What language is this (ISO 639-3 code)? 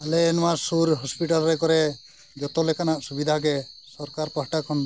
sat